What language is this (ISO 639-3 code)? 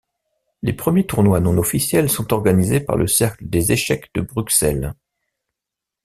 fra